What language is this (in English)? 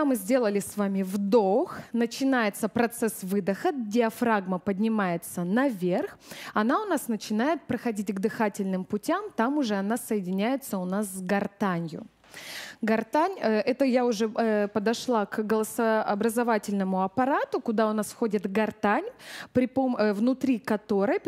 Russian